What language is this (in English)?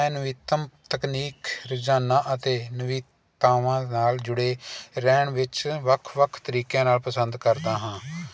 Punjabi